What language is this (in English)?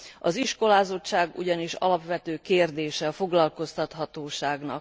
Hungarian